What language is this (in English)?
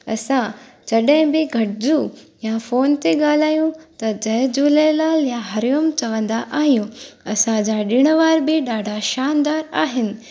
Sindhi